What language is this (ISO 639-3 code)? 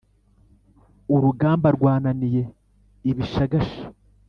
kin